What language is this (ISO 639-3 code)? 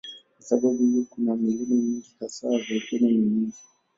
swa